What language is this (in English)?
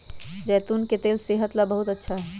Magahi